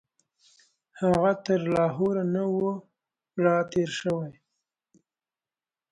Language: Pashto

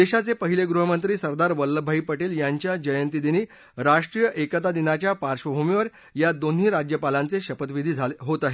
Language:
Marathi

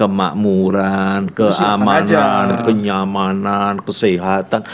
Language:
Indonesian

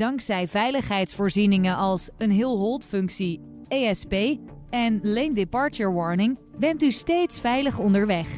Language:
Dutch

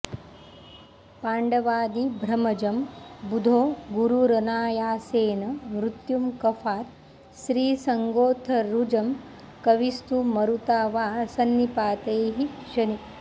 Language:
Sanskrit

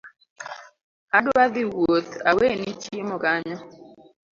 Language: Luo (Kenya and Tanzania)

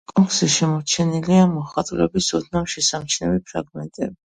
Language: Georgian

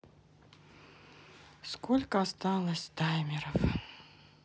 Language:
Russian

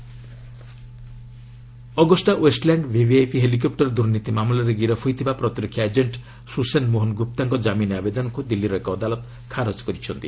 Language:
Odia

